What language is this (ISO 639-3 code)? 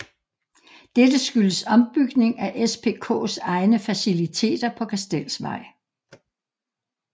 dan